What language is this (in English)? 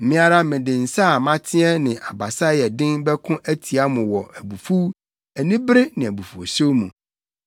Akan